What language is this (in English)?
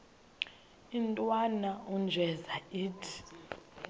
Xhosa